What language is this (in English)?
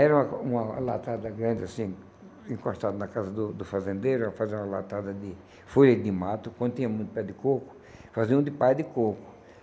Portuguese